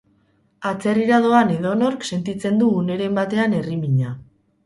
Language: Basque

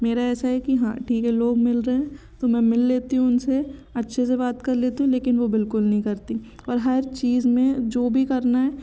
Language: Hindi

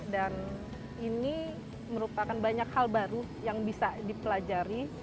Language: Indonesian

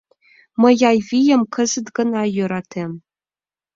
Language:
Mari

